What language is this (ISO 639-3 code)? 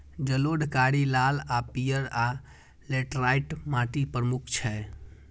mai